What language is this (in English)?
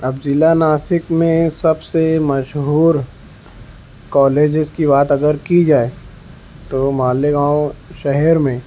Urdu